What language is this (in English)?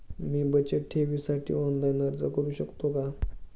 Marathi